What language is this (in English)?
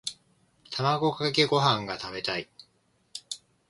Japanese